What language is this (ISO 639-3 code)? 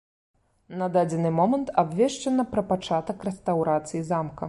bel